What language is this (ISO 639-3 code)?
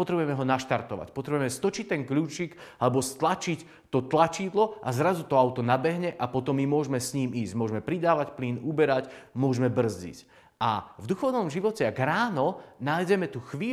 slk